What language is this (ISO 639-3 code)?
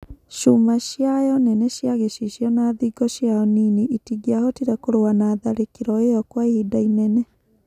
kik